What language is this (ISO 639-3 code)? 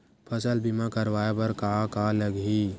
hne